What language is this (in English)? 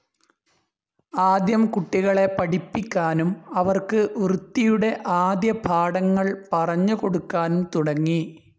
Malayalam